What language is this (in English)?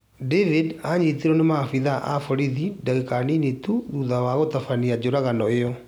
Kikuyu